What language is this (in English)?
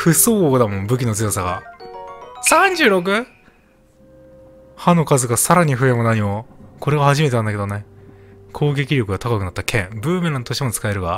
Japanese